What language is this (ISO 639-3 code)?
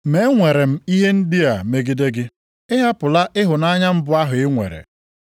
ibo